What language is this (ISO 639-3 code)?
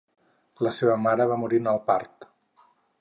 cat